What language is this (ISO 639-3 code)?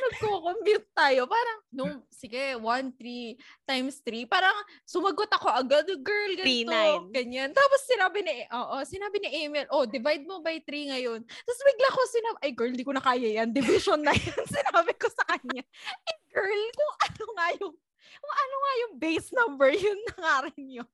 fil